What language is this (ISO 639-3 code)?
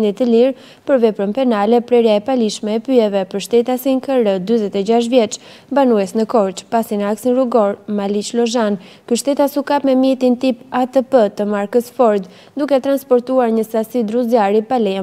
ron